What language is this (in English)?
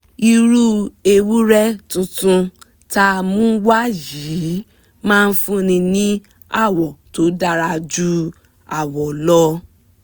Yoruba